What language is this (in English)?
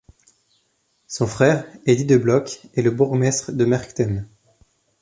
French